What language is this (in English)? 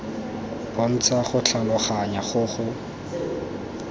Tswana